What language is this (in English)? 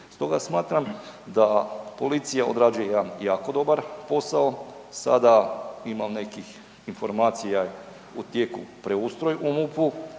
Croatian